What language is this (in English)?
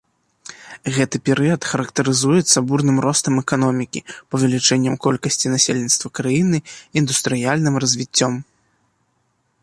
Belarusian